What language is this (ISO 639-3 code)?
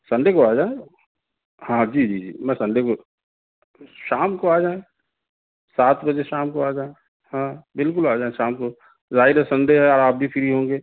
urd